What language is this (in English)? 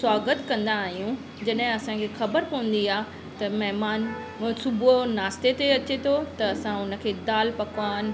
Sindhi